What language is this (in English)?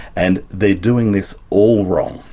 English